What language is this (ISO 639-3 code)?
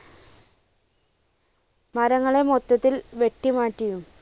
mal